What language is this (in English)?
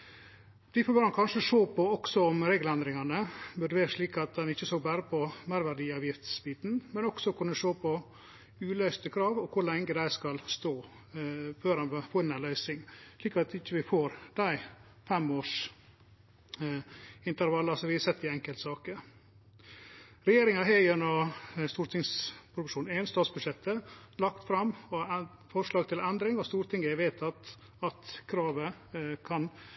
Norwegian Nynorsk